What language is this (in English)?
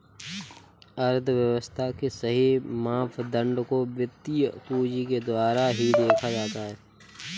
Hindi